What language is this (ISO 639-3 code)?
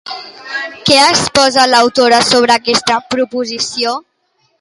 cat